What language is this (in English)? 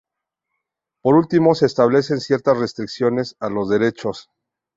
Spanish